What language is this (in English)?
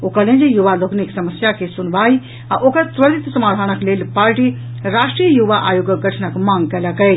Maithili